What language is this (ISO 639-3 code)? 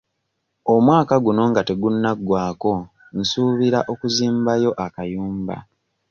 lug